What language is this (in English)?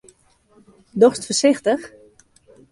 Western Frisian